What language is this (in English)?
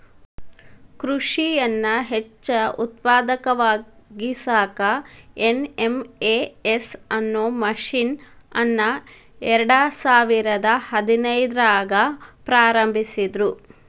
Kannada